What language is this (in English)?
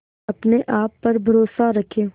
Hindi